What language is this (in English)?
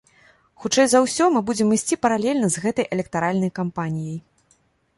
Belarusian